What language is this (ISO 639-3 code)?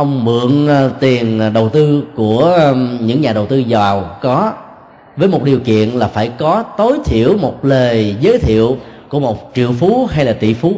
vie